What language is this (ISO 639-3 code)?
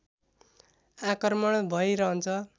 nep